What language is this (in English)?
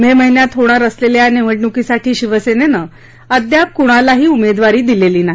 Marathi